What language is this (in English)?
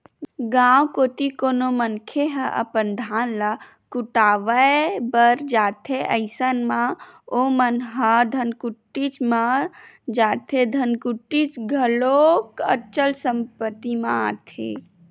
Chhattisgarhi